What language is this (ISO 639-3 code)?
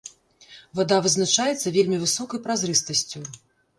bel